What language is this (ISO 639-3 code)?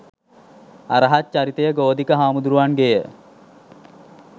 sin